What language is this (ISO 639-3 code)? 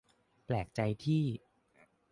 tha